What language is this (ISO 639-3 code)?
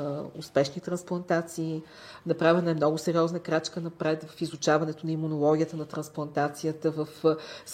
bul